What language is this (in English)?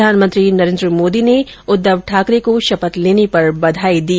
Hindi